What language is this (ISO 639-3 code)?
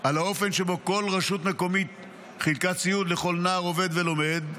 heb